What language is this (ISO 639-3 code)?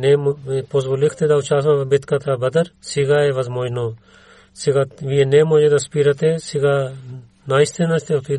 bul